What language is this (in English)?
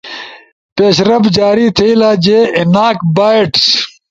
Ushojo